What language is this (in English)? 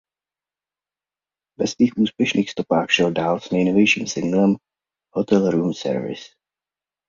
Czech